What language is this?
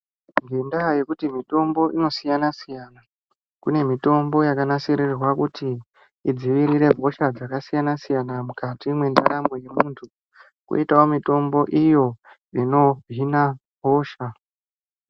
Ndau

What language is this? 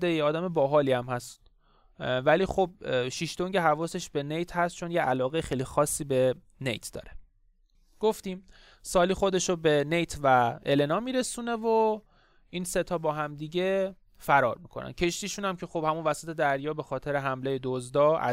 Persian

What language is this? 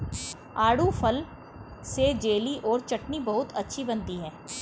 Hindi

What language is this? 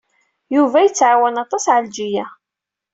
Kabyle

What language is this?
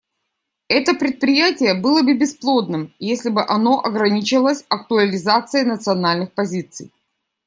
Russian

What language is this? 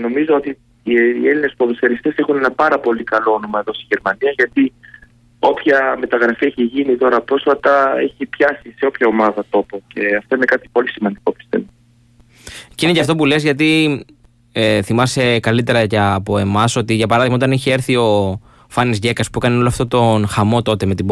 Greek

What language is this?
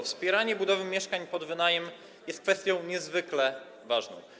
Polish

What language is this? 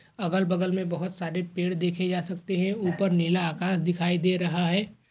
Hindi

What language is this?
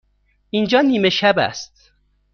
Persian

